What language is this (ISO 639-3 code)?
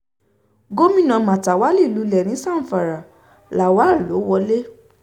yor